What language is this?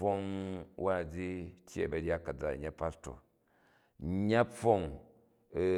Jju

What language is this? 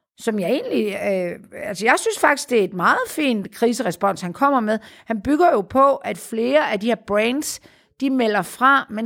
Danish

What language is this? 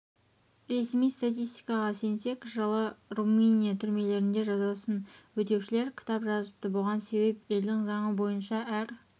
Kazakh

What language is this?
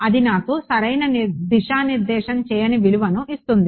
Telugu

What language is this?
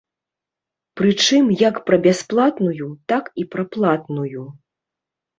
Belarusian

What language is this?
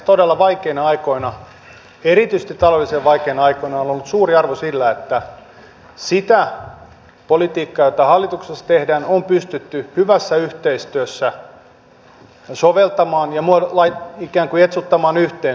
Finnish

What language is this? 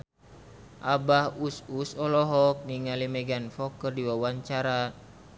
Sundanese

